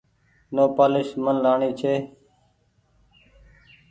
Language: Goaria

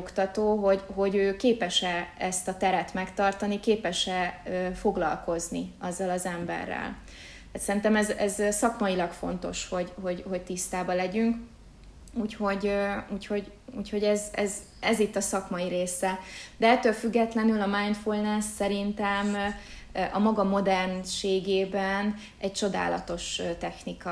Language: Hungarian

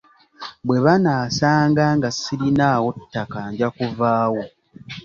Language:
Ganda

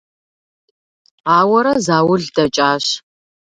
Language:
Kabardian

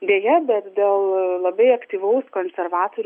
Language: Lithuanian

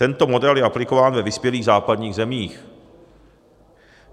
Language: Czech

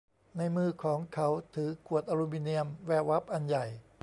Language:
Thai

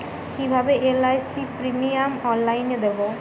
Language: Bangla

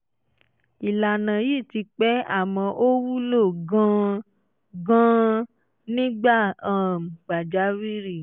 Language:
Yoruba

